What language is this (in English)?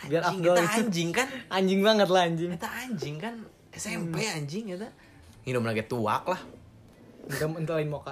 Indonesian